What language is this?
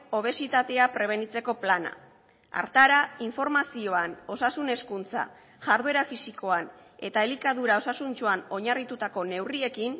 Basque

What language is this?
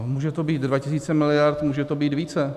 Czech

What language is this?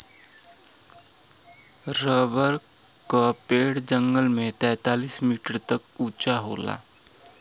Bhojpuri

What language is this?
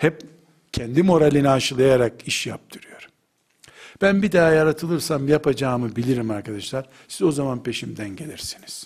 Turkish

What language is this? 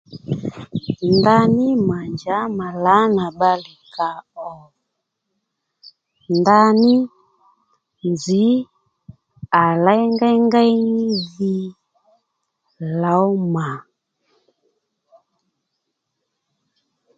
Lendu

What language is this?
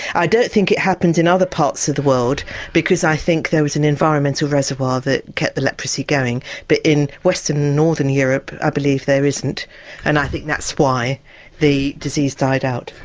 English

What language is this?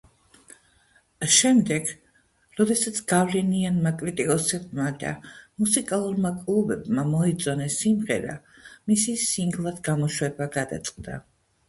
Georgian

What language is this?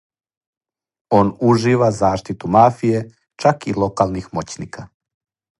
Serbian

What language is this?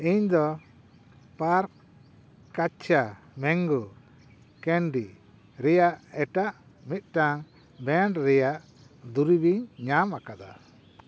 Santali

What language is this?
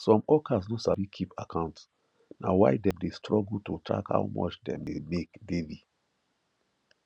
Nigerian Pidgin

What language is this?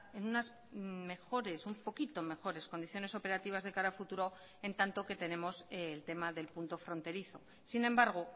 Spanish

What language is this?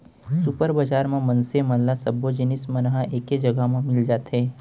Chhattisgarhi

